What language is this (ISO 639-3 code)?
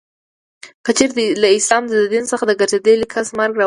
pus